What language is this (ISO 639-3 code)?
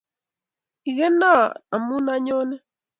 kln